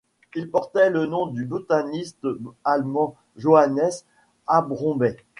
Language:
French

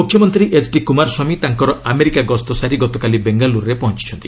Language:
Odia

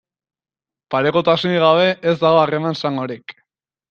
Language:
Basque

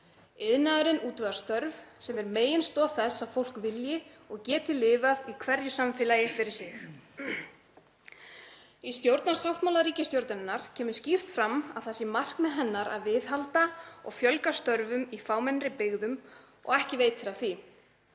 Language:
Icelandic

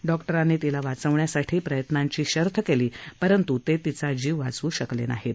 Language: Marathi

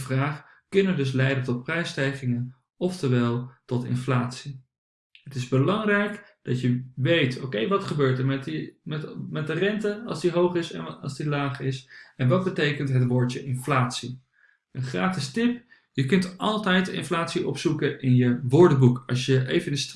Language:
Dutch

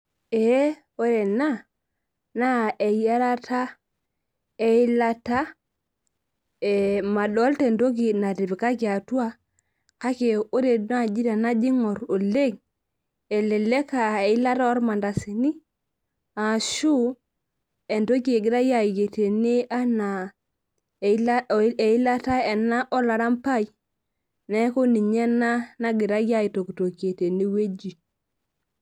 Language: Masai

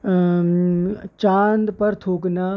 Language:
Urdu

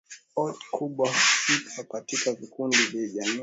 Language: Swahili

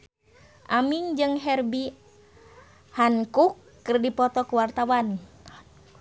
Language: Sundanese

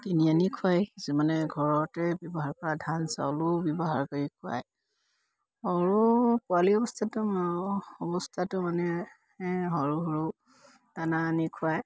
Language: Assamese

